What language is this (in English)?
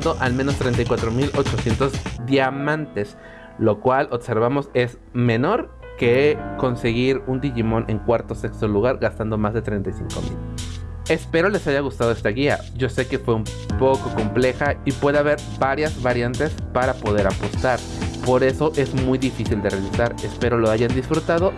Spanish